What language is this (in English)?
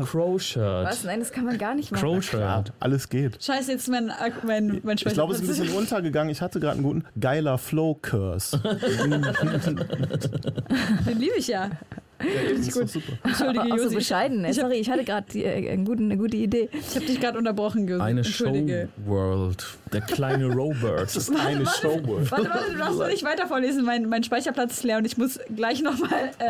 German